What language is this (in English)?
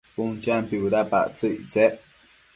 Matsés